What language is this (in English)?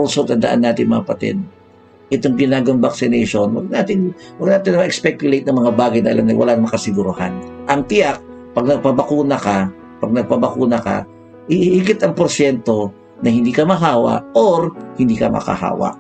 Filipino